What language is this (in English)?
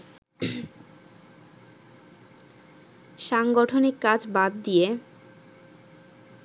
Bangla